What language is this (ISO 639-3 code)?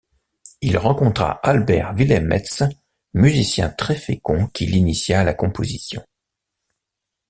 fra